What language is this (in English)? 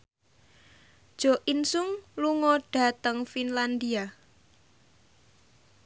Javanese